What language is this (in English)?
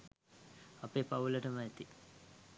Sinhala